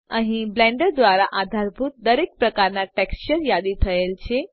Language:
Gujarati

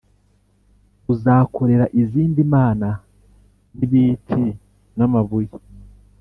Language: Kinyarwanda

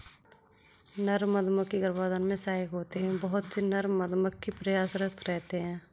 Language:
Hindi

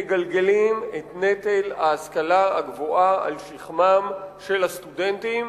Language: Hebrew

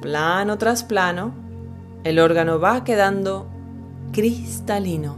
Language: Spanish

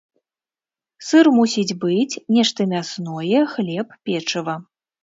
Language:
Belarusian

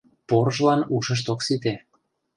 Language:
Mari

